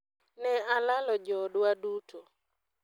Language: Luo (Kenya and Tanzania)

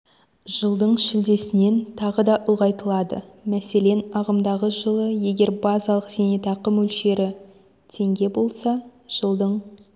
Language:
Kazakh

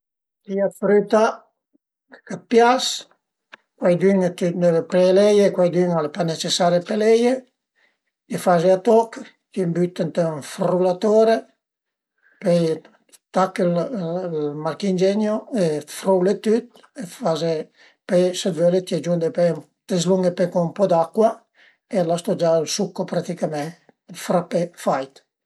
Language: Piedmontese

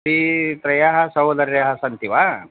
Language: Sanskrit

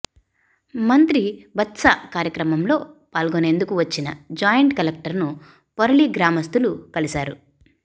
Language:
Telugu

